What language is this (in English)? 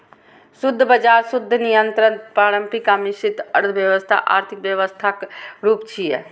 Maithili